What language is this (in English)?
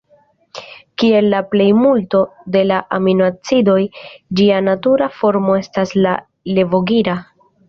Esperanto